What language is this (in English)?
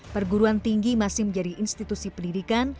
Indonesian